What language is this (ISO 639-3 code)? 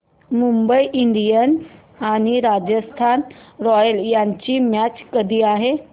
mar